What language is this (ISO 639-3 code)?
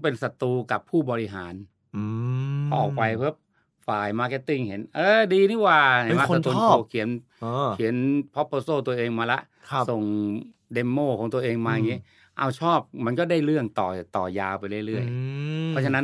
tha